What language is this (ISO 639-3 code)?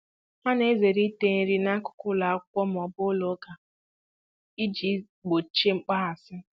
ibo